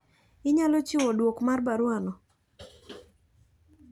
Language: Luo (Kenya and Tanzania)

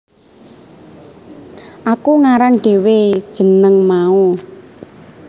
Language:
Javanese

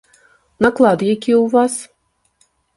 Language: Belarusian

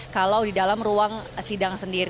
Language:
Indonesian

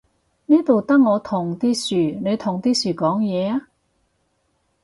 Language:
Cantonese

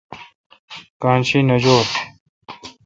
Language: Kalkoti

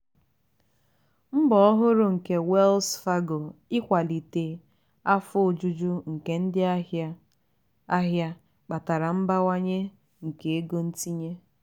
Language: Igbo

